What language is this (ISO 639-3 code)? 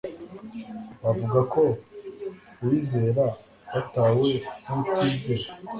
kin